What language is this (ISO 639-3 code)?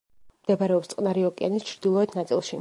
kat